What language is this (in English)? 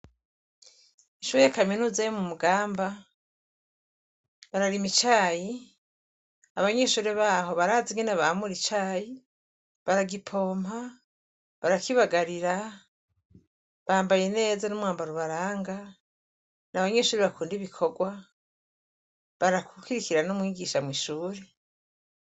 Rundi